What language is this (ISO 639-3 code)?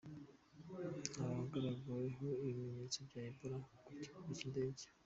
kin